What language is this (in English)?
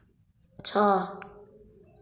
Odia